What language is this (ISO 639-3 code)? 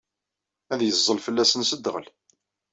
kab